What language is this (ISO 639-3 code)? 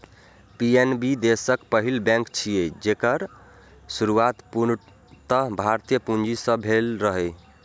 mai